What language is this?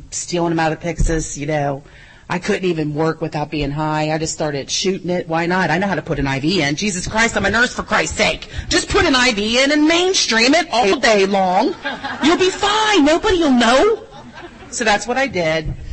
English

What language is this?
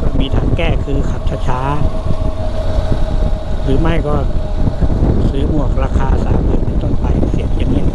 Thai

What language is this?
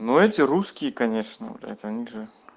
Russian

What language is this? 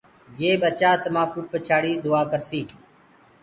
Gurgula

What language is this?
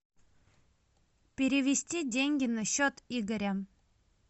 Russian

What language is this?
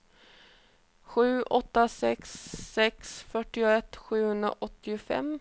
Swedish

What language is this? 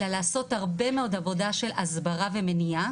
Hebrew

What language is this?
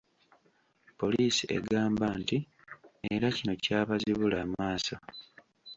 Ganda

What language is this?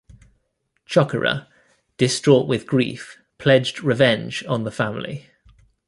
English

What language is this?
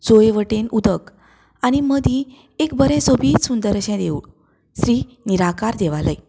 Konkani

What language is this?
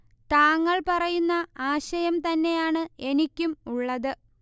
Malayalam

